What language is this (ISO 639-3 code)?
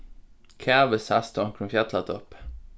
fao